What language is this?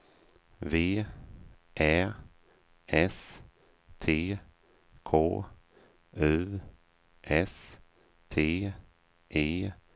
Swedish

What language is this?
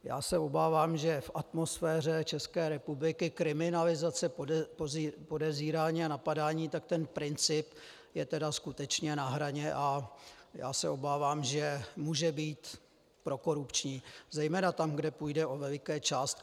Czech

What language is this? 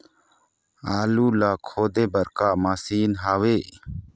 Chhattisgarhi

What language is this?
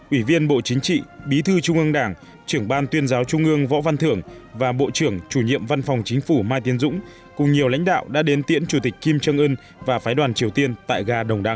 Vietnamese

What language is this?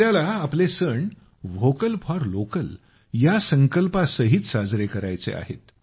Marathi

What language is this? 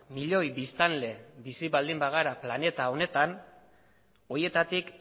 Basque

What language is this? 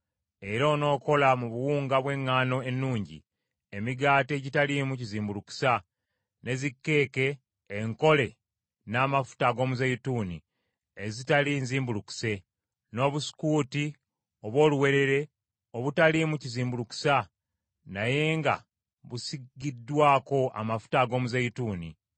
Ganda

